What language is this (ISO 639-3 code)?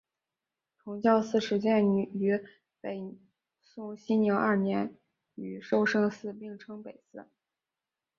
zho